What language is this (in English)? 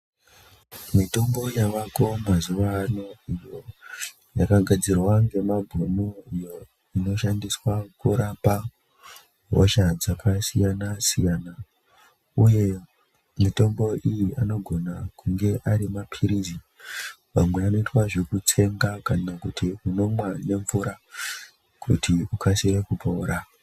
Ndau